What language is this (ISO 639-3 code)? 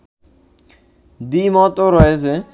ben